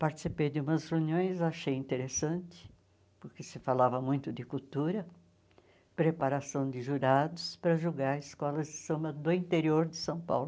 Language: Portuguese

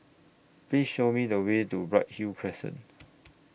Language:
English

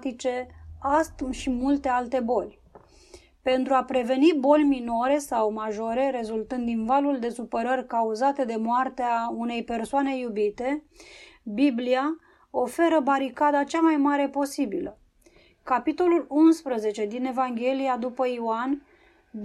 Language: Romanian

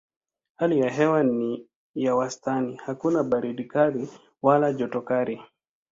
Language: Swahili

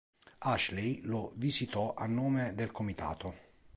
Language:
Italian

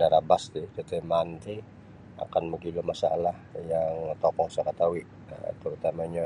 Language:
Sabah Bisaya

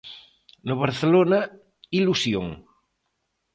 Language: Galician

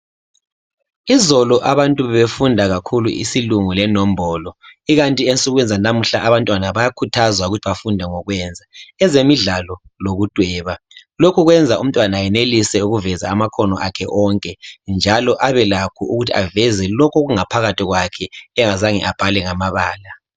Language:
North Ndebele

